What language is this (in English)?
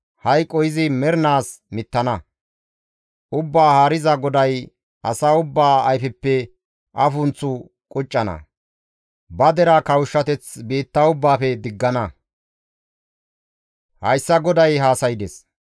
Gamo